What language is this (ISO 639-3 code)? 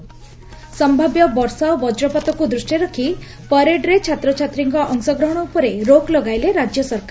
ori